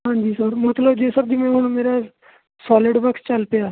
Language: Punjabi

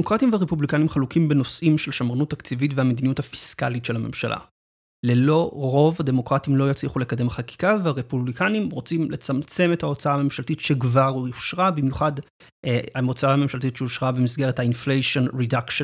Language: Hebrew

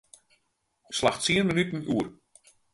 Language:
Western Frisian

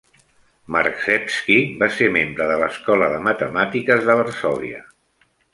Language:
Catalan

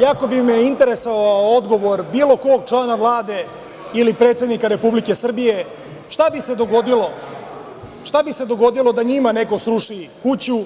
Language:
Serbian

